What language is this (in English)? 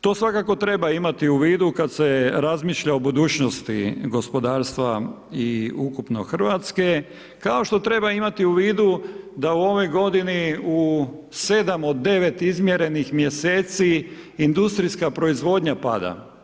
Croatian